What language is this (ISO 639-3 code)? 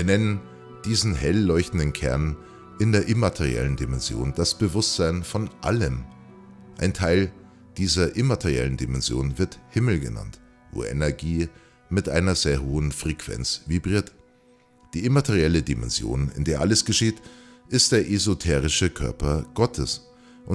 deu